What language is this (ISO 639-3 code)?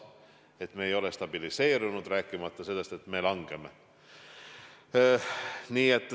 est